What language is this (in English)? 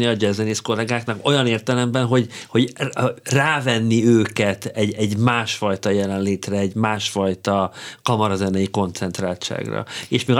Hungarian